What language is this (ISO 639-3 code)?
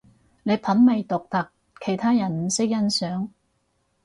yue